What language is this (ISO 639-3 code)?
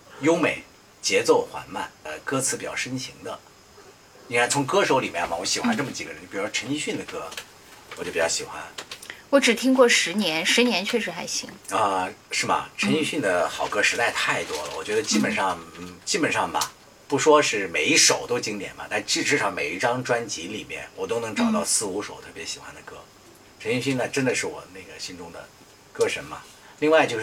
zho